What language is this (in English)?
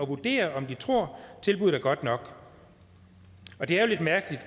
Danish